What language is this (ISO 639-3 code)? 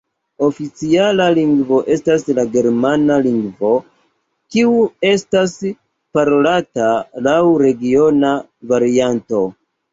epo